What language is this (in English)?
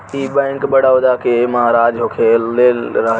Bhojpuri